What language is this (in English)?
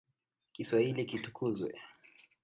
Swahili